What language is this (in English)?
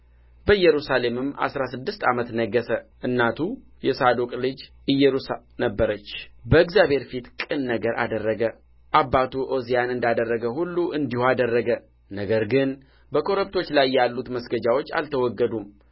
Amharic